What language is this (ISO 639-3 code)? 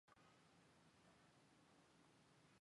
zho